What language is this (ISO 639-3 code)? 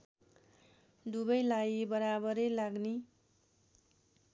nep